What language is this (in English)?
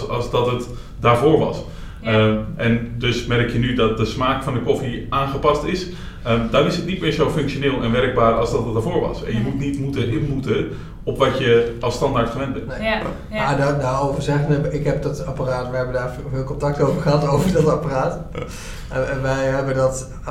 Dutch